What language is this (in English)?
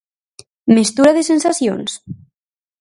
Galician